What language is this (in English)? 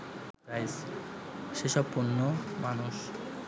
Bangla